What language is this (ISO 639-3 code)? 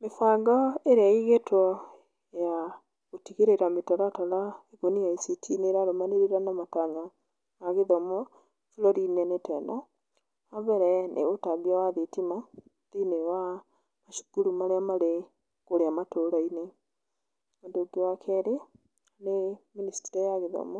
kik